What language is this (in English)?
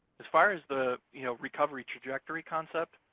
English